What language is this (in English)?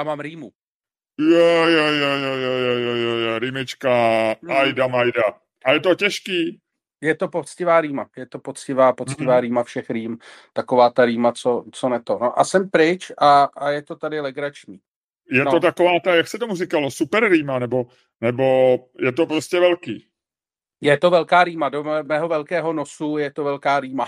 Czech